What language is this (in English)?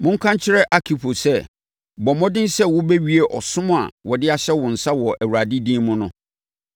Akan